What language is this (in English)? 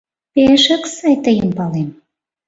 Mari